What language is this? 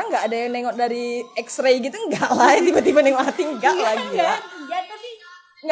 Indonesian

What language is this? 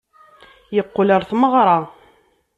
Kabyle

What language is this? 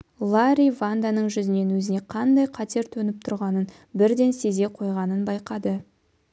Kazakh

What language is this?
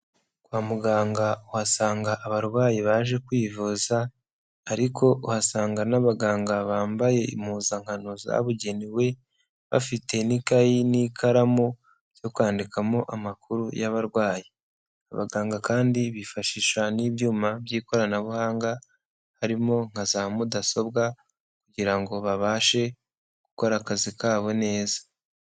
Kinyarwanda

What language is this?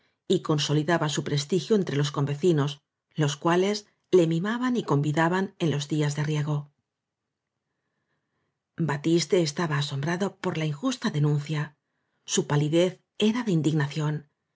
Spanish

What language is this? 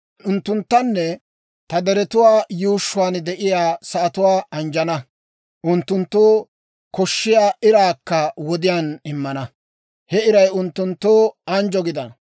Dawro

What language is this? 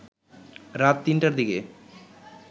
Bangla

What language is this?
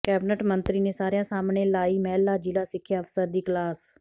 Punjabi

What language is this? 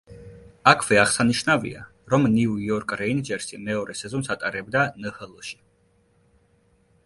Georgian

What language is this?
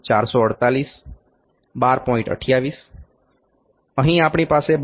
Gujarati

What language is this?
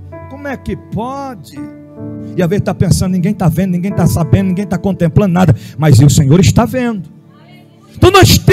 Portuguese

